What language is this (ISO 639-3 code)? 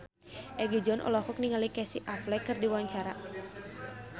sun